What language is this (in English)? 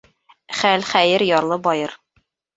Bashkir